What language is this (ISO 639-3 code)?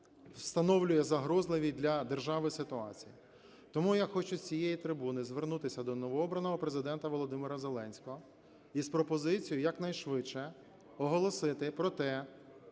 ukr